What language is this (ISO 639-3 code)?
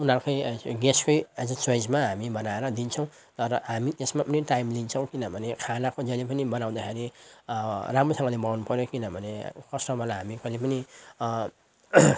nep